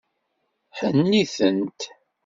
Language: Kabyle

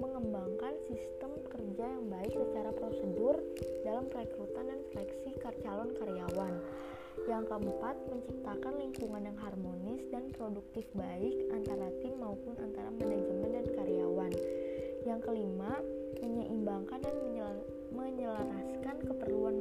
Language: Indonesian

